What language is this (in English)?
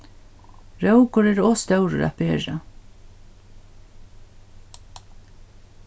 Faroese